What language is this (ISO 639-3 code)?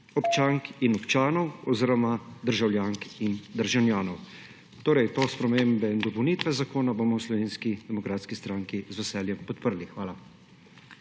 slv